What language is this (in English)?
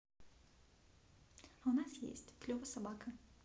Russian